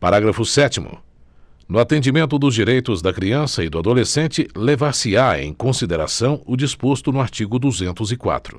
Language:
Portuguese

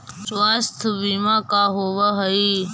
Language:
Magahi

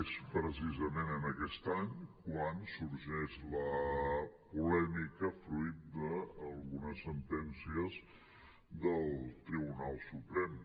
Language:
Catalan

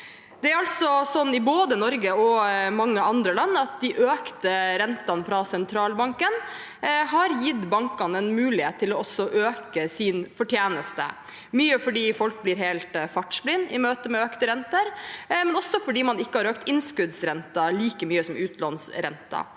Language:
Norwegian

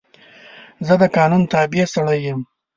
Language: Pashto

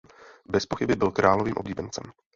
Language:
Czech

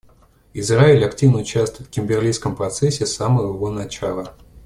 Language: Russian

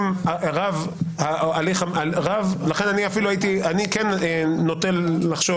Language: Hebrew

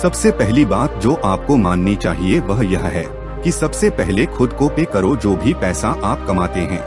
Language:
Hindi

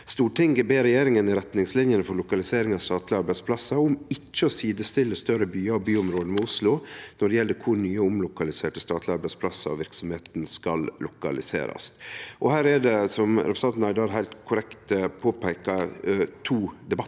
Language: Norwegian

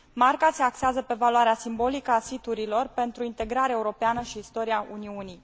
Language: Romanian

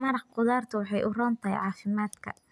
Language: Somali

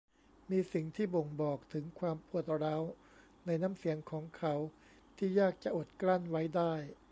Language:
Thai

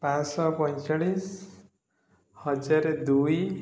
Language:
Odia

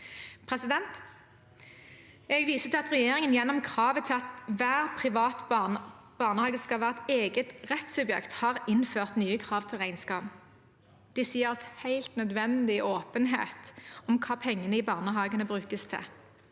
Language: Norwegian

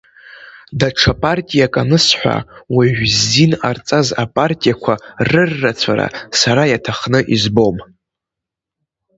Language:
Abkhazian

